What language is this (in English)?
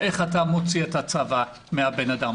Hebrew